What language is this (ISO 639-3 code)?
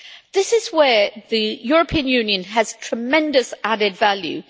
eng